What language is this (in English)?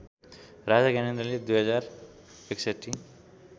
Nepali